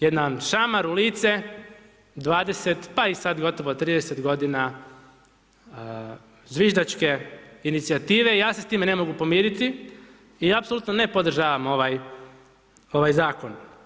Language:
Croatian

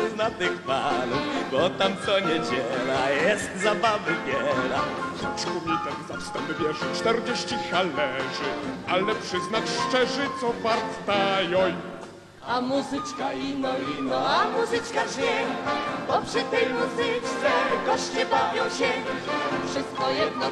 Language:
Polish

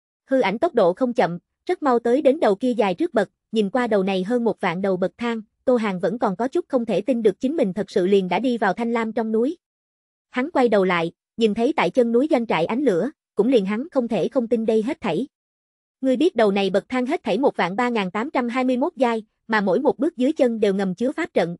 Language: Vietnamese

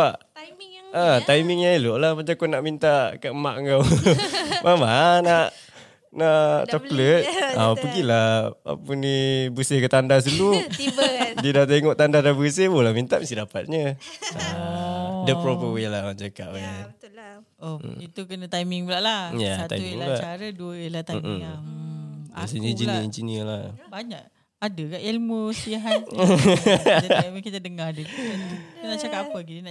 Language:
Malay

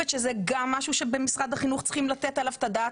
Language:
Hebrew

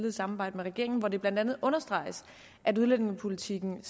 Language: Danish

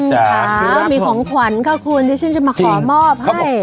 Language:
Thai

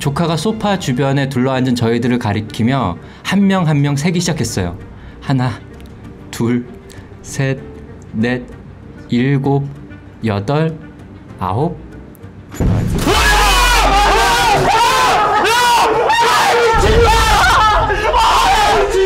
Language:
Korean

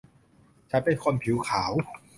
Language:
Thai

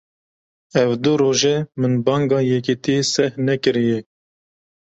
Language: Kurdish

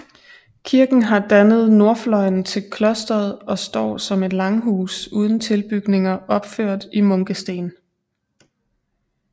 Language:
Danish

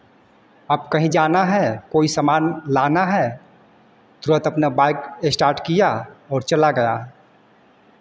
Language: Hindi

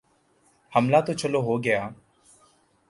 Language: Urdu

